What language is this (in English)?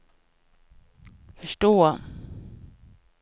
Swedish